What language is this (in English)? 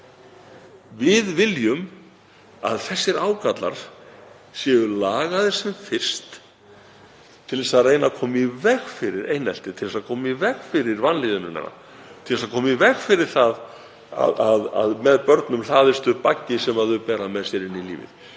Icelandic